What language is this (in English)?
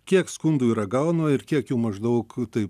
Lithuanian